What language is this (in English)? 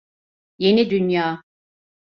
Turkish